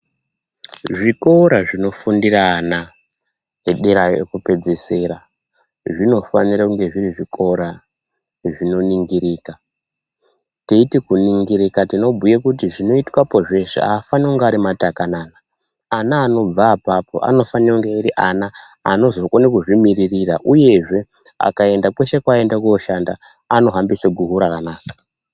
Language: Ndau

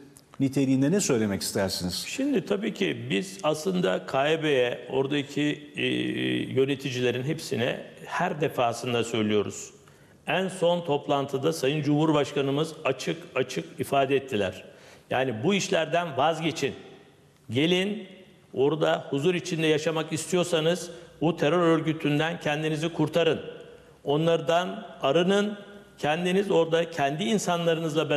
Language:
Turkish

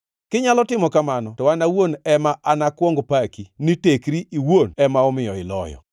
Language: Luo (Kenya and Tanzania)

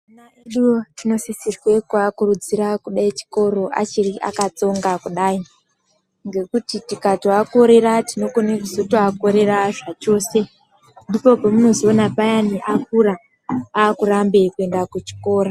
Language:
Ndau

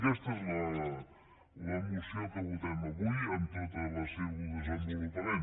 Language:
Catalan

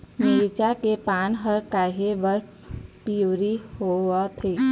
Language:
Chhattisgarhi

